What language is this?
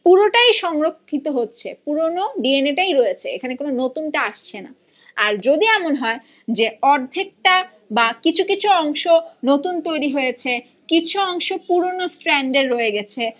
Bangla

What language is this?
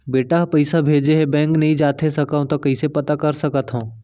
Chhattisgarhi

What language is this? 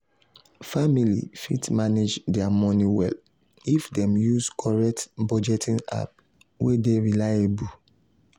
Nigerian Pidgin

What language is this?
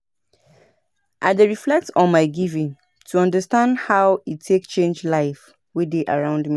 Nigerian Pidgin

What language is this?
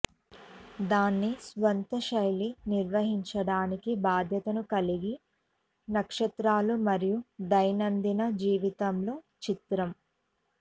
Telugu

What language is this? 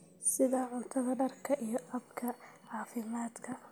Somali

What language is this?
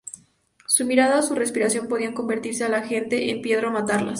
Spanish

